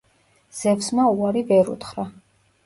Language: Georgian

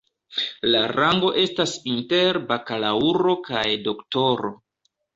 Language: Esperanto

